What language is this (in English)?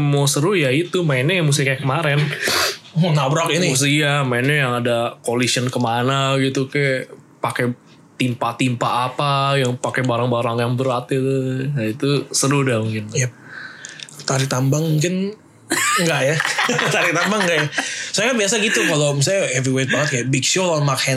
Indonesian